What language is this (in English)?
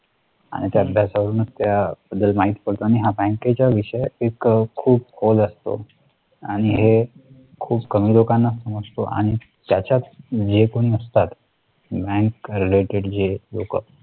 Marathi